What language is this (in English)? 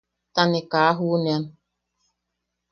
Yaqui